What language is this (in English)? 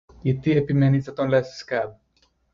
Greek